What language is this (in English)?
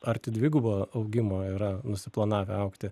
Lithuanian